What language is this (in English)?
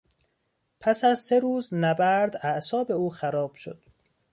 Persian